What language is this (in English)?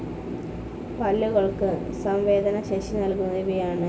Malayalam